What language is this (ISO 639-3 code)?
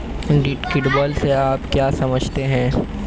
hin